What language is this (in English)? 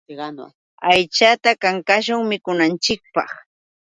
Yauyos Quechua